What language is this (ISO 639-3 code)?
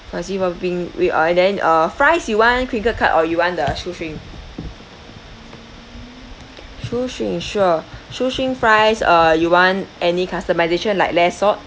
eng